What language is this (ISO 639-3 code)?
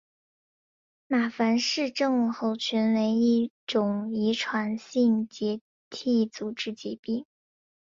zho